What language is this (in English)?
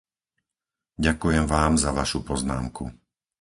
Slovak